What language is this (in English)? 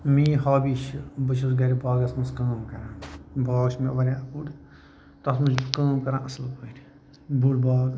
Kashmiri